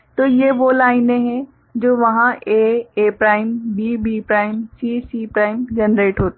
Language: Hindi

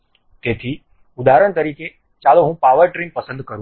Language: Gujarati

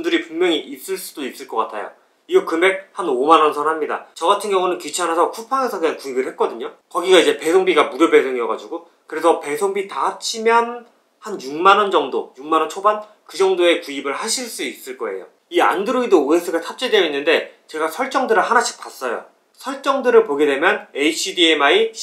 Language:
Korean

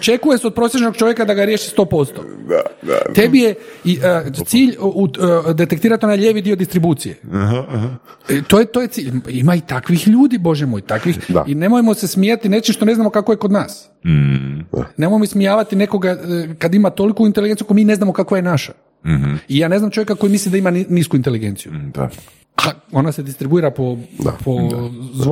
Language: Croatian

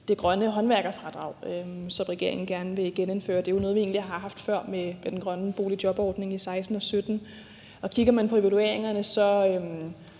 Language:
Danish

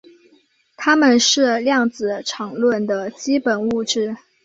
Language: Chinese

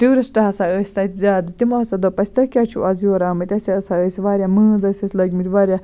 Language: Kashmiri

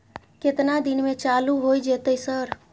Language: Maithili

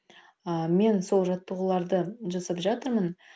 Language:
Kazakh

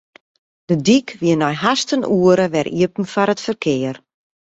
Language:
Western Frisian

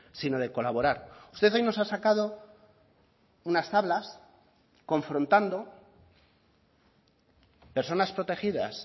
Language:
Spanish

